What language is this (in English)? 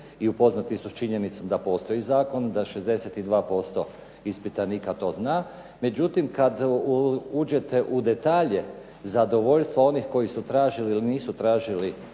Croatian